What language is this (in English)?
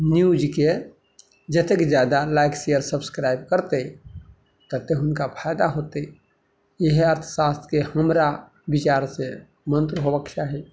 Maithili